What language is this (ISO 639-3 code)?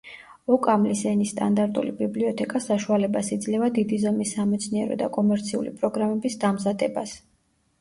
kat